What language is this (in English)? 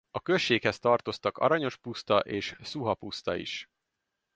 Hungarian